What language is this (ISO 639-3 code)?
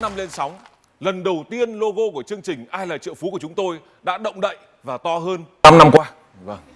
vie